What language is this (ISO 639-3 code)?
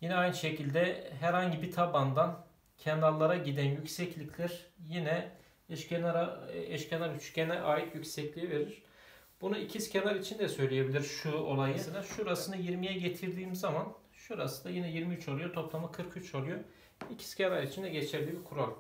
tur